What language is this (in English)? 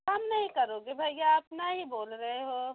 Hindi